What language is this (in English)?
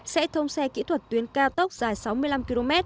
Vietnamese